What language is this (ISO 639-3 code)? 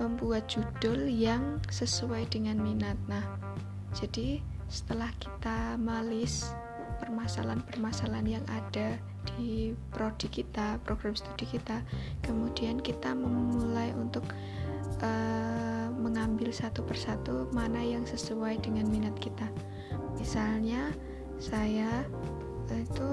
ind